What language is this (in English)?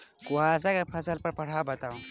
Maithili